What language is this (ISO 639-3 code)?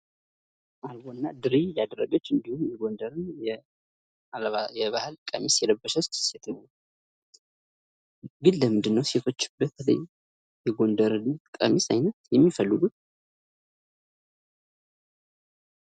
amh